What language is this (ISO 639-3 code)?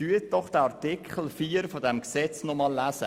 gsw